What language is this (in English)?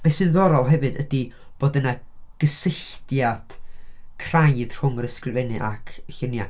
Welsh